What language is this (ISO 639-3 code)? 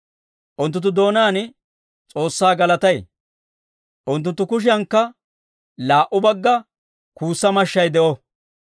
dwr